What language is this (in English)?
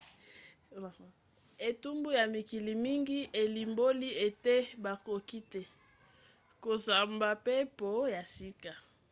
Lingala